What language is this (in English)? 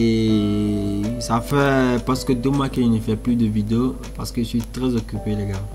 French